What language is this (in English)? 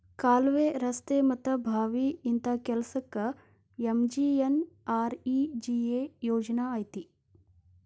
Kannada